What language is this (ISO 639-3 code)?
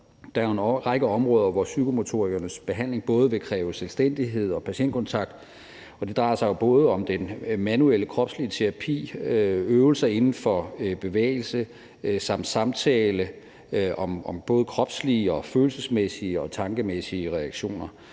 dan